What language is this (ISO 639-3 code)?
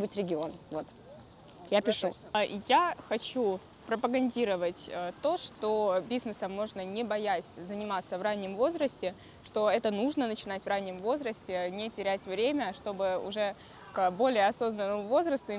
rus